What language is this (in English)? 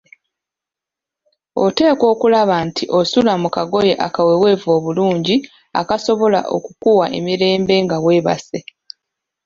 Ganda